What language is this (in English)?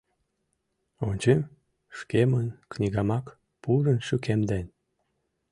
Mari